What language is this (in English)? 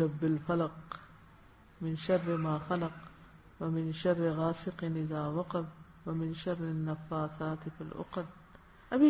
Urdu